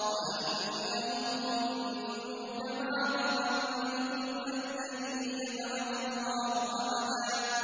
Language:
Arabic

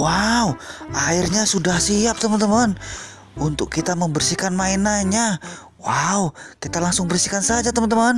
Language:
Indonesian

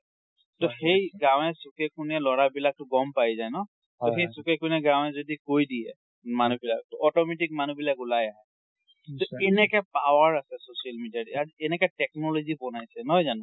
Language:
Assamese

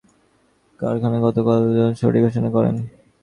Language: Bangla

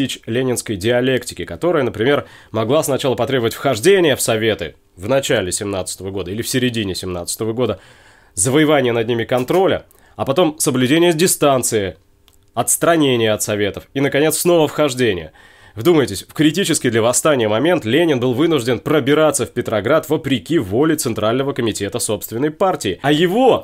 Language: Russian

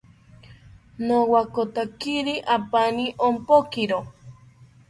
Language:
South Ucayali Ashéninka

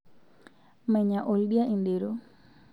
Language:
Masai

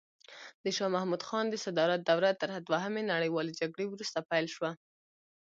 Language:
Pashto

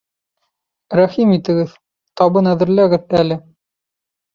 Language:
Bashkir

